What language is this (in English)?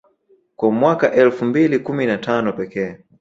Swahili